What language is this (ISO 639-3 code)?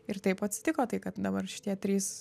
lit